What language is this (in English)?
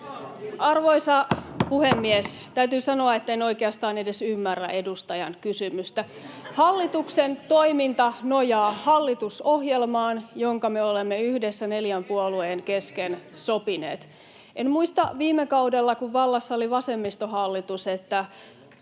Finnish